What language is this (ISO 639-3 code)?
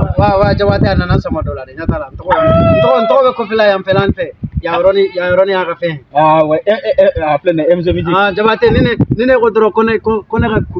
ara